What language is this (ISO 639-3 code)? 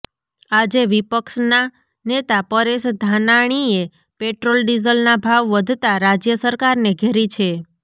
guj